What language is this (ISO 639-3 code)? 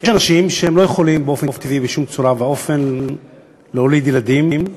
heb